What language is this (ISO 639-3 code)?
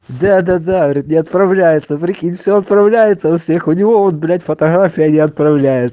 rus